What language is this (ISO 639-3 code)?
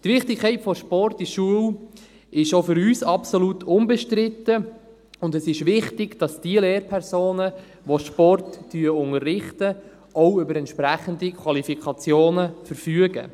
gsw